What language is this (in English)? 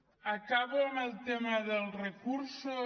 Catalan